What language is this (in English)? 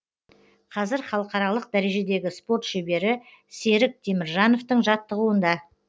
Kazakh